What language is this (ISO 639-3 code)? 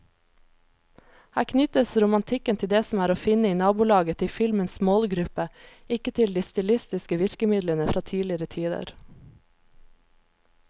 nor